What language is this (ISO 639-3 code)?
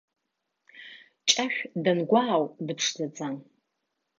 abk